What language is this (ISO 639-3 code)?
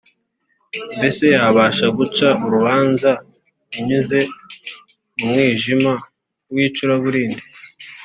kin